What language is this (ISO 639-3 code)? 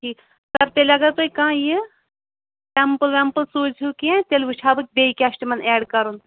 kas